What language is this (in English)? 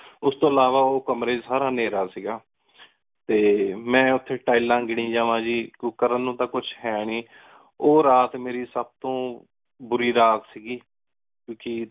Punjabi